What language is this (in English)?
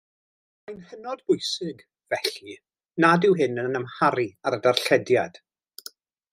Welsh